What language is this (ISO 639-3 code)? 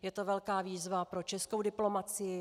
ces